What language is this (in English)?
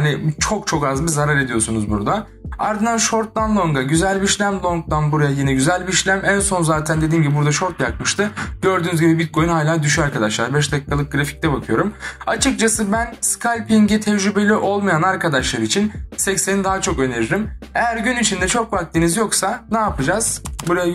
Turkish